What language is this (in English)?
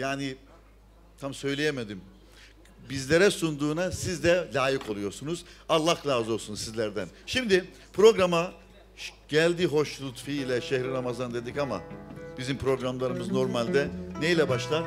Turkish